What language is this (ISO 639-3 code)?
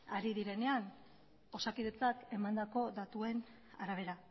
eus